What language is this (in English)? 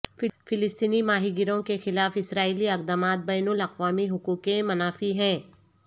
Urdu